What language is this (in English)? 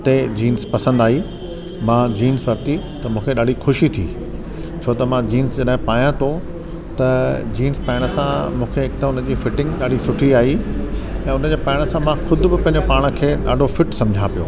Sindhi